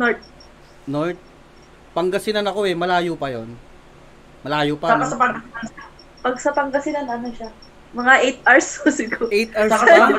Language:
Filipino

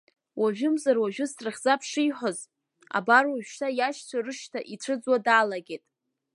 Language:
Abkhazian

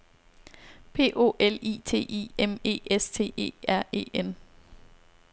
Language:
Danish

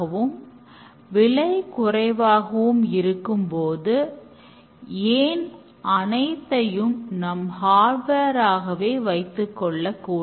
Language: Tamil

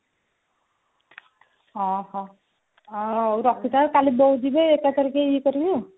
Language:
Odia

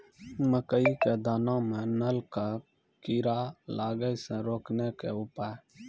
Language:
Maithili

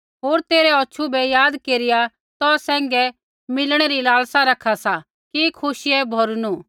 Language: Kullu Pahari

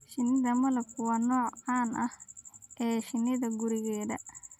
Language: Somali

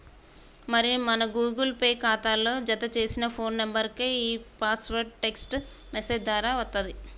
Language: Telugu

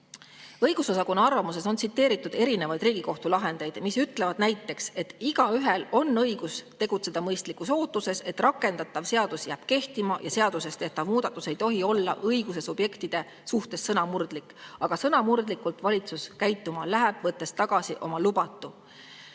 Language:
Estonian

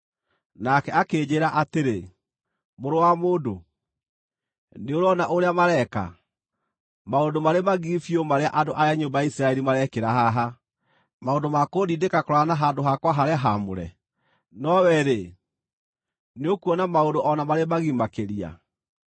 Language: Kikuyu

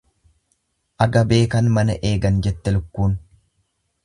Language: Oromo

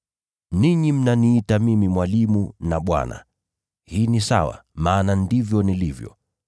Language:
Swahili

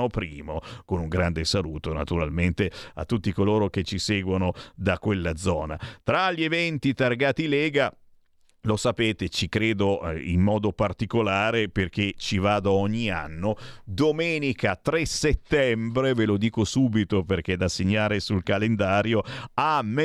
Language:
Italian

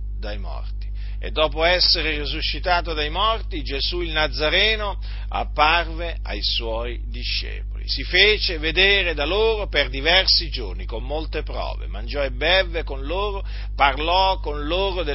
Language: Italian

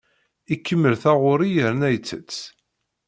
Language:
Kabyle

